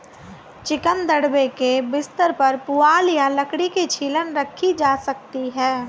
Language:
Hindi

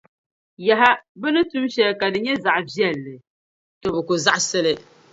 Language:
Dagbani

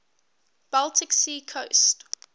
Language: English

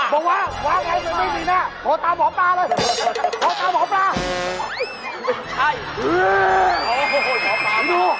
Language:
Thai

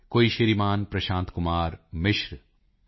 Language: Punjabi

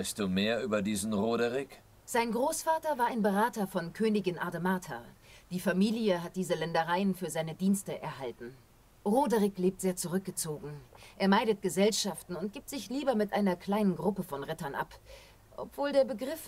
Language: German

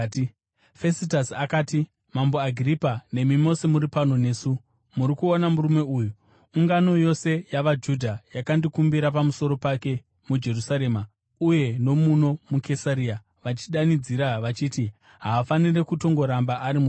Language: Shona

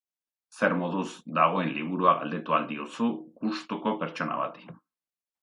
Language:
Basque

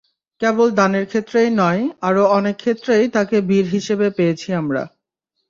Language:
Bangla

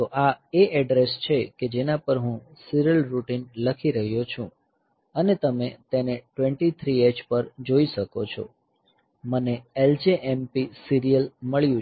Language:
Gujarati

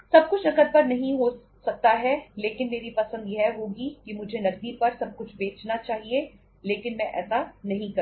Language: Hindi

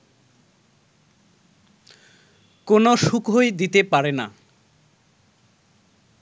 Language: Bangla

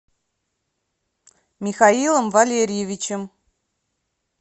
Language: Russian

